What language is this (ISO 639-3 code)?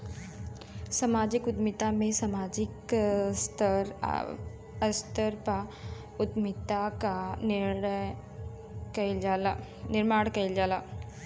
bho